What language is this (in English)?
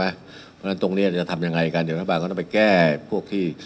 Thai